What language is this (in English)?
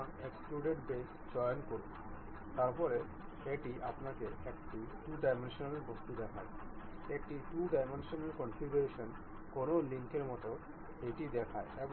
Bangla